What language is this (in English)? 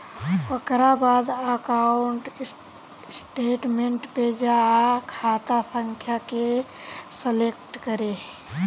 Bhojpuri